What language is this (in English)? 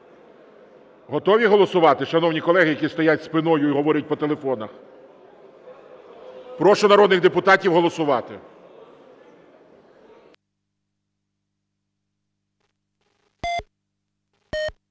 Ukrainian